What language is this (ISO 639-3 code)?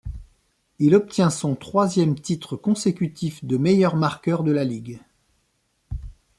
fra